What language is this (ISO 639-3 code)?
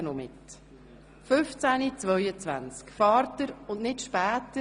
gsw